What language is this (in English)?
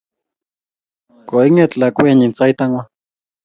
Kalenjin